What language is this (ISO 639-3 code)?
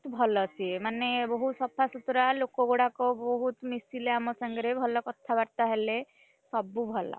ori